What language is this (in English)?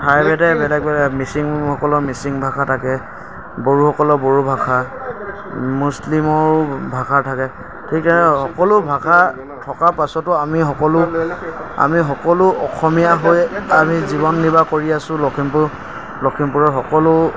Assamese